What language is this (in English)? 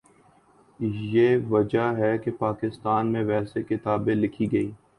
Urdu